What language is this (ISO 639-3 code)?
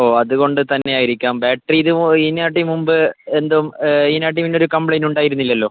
mal